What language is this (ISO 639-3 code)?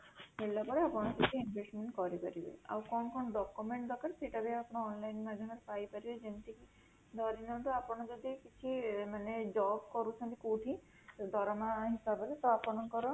ori